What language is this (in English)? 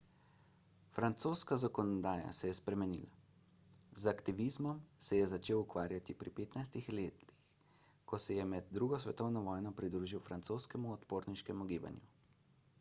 Slovenian